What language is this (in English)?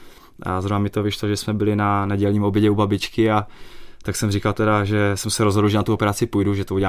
Czech